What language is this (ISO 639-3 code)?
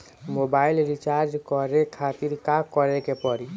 bho